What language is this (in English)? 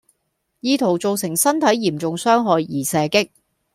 Cantonese